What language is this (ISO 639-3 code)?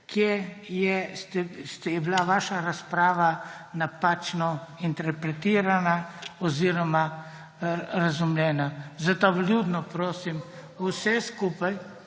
slv